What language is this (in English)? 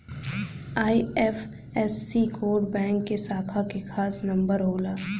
Bhojpuri